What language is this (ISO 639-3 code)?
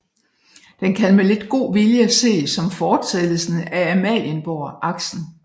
dan